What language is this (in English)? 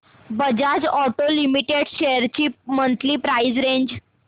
Marathi